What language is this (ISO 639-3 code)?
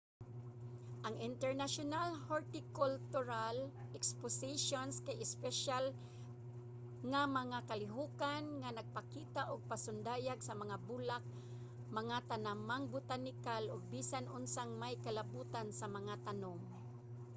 ceb